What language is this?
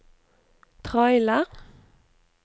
Norwegian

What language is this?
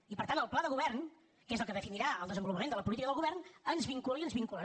Catalan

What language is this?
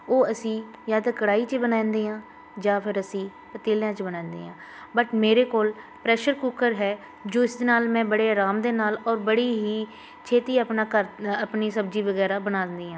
Punjabi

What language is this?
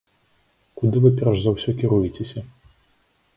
Belarusian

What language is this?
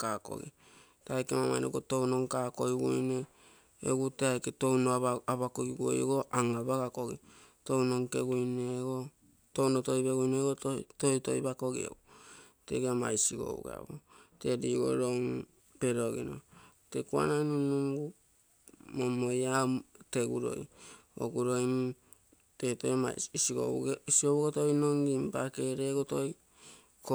Terei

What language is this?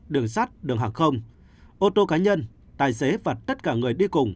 Vietnamese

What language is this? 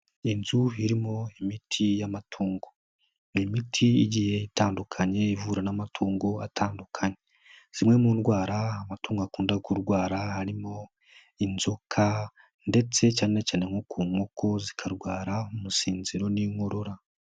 Kinyarwanda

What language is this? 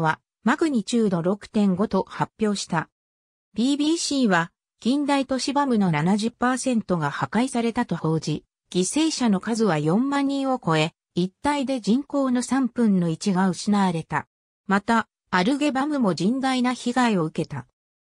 Japanese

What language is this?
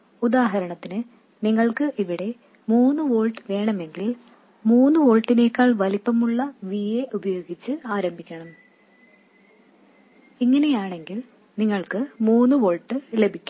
Malayalam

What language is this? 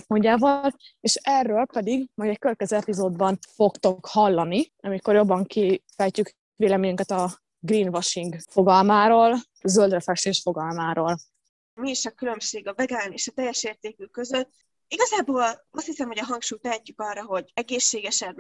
Hungarian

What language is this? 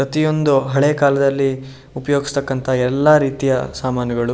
Kannada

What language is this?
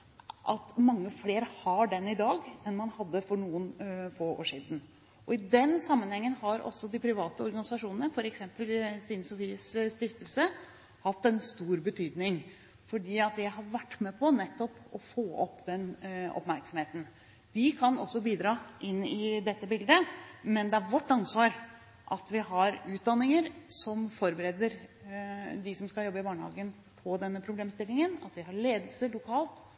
Norwegian Bokmål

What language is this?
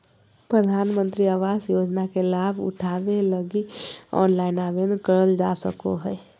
Magahi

